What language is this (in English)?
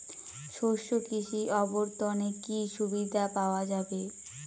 Bangla